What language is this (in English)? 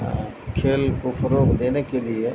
Urdu